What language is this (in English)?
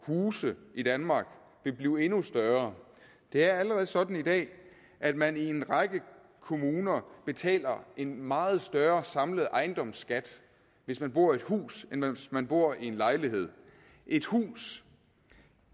Danish